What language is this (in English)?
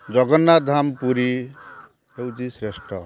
Odia